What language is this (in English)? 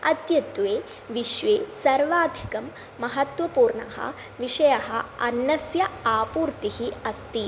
Sanskrit